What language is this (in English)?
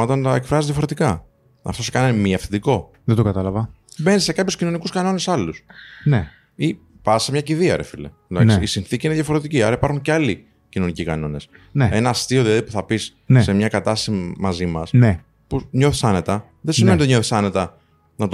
Greek